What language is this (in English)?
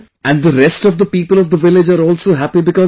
English